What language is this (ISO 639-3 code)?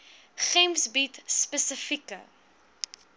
afr